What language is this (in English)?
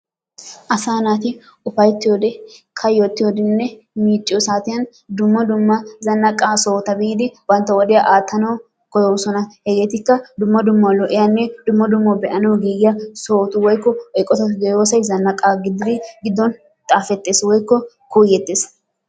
Wolaytta